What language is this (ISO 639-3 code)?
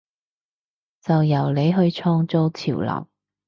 yue